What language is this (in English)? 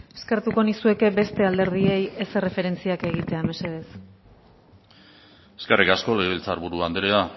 Basque